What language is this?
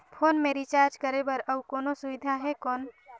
Chhattisgarhi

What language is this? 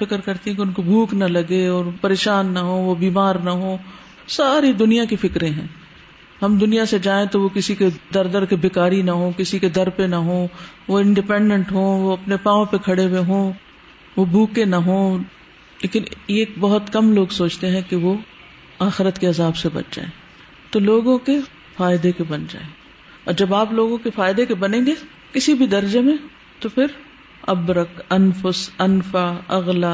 Urdu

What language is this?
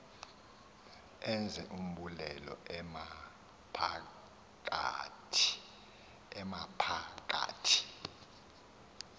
Xhosa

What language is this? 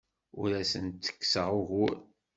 Kabyle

